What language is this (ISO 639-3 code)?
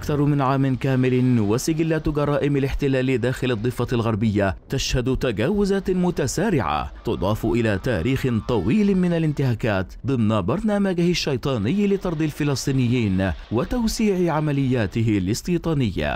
ara